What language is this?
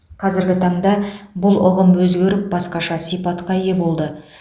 Kazakh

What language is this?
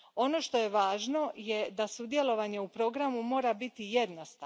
Croatian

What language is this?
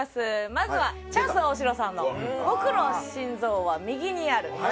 Japanese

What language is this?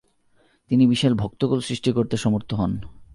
Bangla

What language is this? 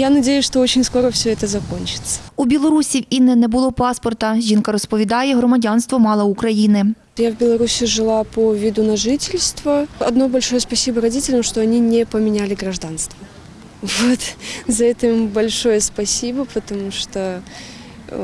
Ukrainian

